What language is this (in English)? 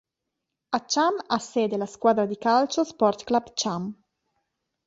Italian